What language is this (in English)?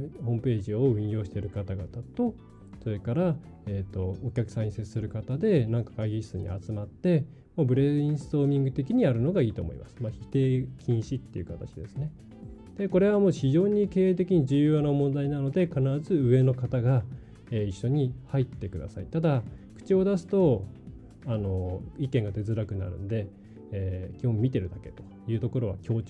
Japanese